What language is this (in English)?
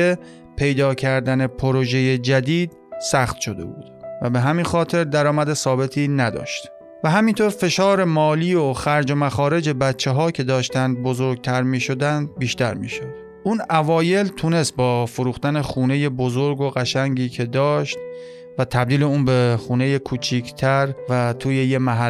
Persian